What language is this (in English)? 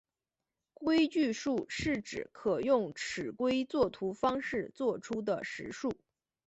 Chinese